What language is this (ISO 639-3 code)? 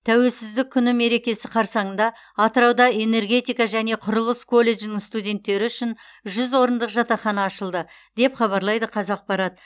kaz